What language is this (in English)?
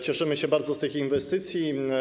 Polish